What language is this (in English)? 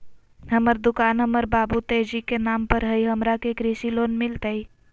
Magahi